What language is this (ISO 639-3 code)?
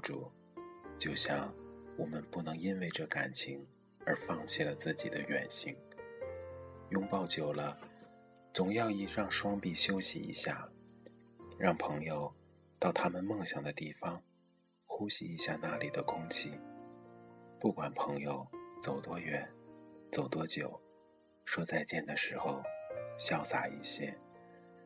zho